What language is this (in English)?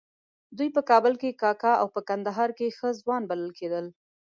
Pashto